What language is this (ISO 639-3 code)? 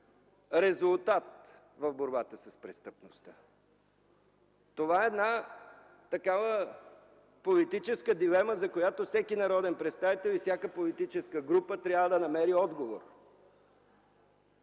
bul